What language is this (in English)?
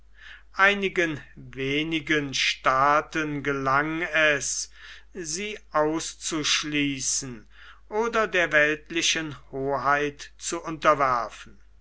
German